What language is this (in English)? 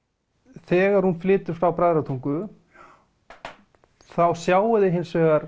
Icelandic